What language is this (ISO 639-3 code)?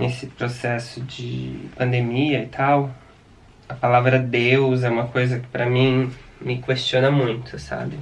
por